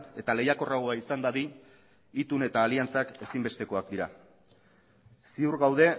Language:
Basque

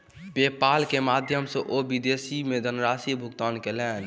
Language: Maithili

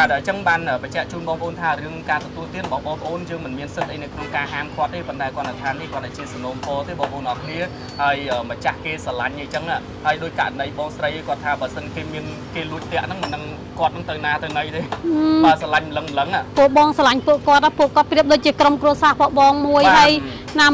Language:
Thai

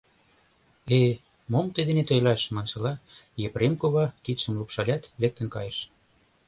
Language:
Mari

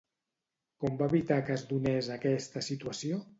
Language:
Catalan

